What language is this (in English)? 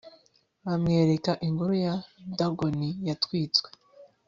Kinyarwanda